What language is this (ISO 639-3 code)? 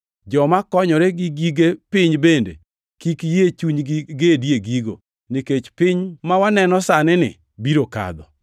luo